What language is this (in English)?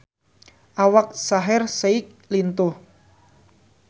Sundanese